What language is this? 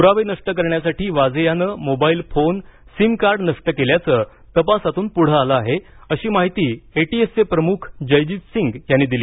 Marathi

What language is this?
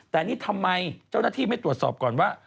Thai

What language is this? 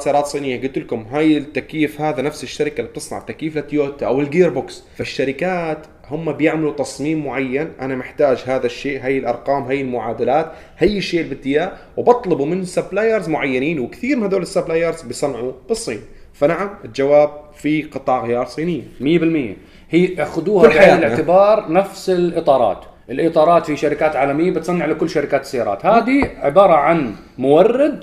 Arabic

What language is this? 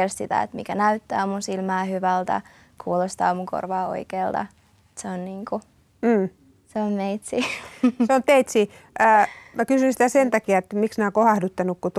Finnish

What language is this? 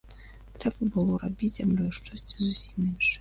Belarusian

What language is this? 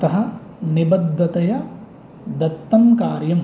Sanskrit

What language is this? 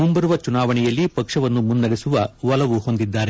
Kannada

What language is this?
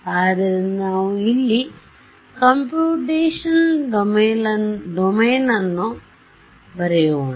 Kannada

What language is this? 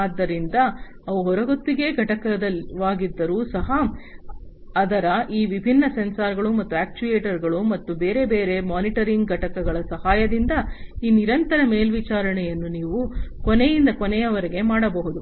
Kannada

